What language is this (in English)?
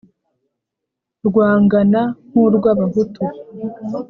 Kinyarwanda